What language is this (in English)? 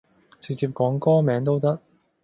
Cantonese